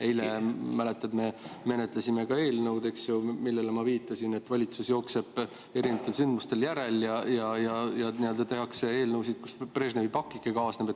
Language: Estonian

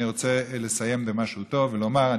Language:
Hebrew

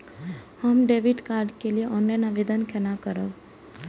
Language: Maithili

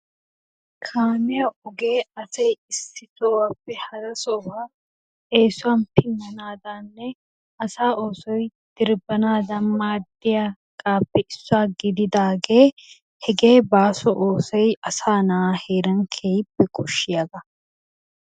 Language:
Wolaytta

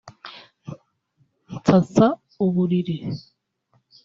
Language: Kinyarwanda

